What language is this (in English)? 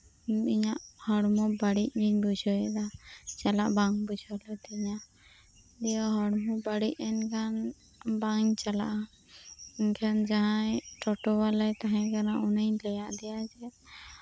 Santali